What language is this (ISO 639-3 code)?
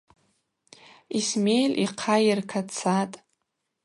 abq